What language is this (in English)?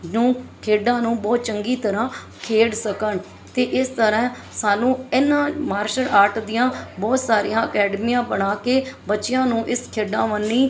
Punjabi